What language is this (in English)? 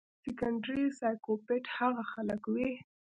Pashto